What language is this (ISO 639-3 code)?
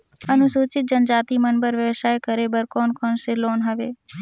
hne